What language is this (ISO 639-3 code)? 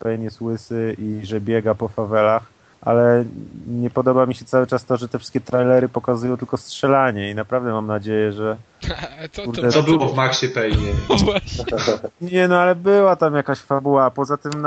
pol